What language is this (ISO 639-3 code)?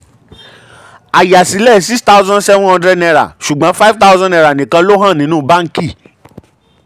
yor